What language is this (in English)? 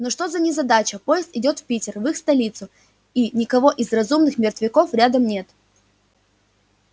Russian